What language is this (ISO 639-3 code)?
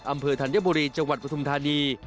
tha